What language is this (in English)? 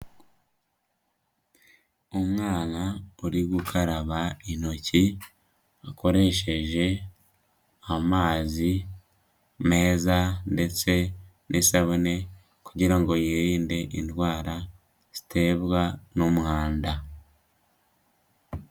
Kinyarwanda